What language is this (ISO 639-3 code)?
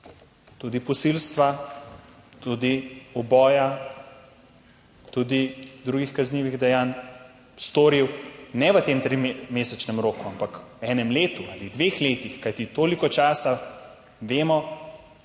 slv